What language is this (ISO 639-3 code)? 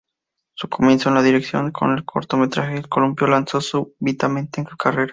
spa